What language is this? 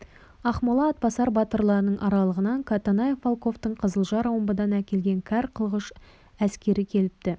Kazakh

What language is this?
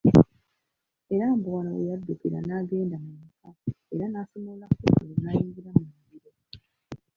Ganda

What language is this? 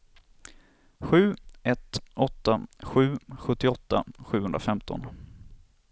Swedish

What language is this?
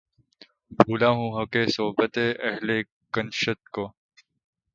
Urdu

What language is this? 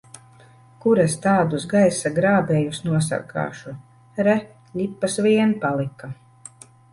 Latvian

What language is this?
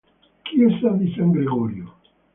Italian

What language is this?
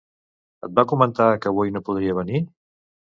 Catalan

